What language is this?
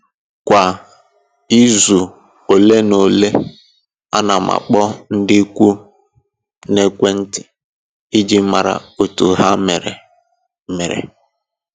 Igbo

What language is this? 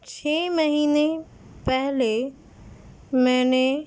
Urdu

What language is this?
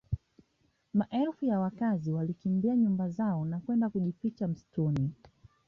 Swahili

